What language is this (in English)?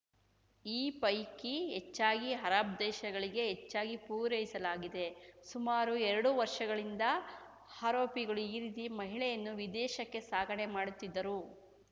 Kannada